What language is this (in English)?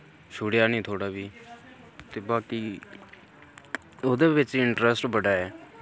Dogri